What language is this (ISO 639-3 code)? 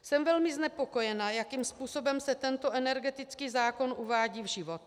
ces